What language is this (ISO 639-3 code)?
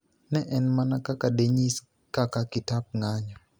luo